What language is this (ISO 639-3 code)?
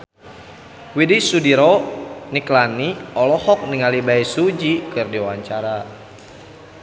sun